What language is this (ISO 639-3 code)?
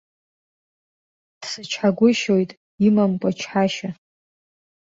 abk